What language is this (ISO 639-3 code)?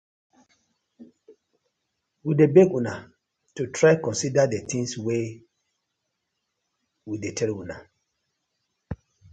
pcm